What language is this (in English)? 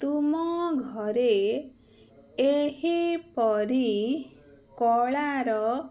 Odia